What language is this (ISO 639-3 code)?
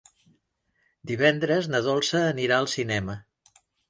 cat